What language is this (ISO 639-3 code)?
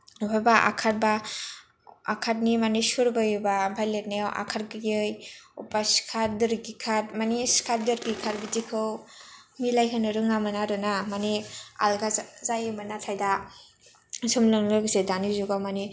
brx